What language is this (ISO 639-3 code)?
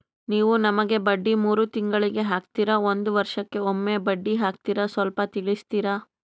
kan